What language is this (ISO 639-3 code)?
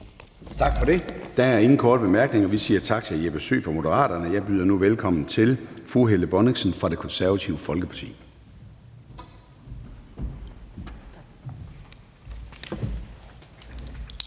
dan